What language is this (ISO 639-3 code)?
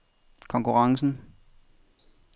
dan